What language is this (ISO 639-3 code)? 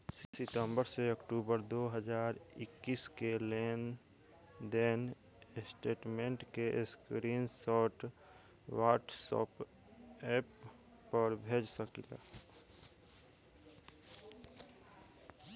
bho